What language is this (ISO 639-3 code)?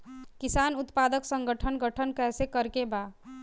bho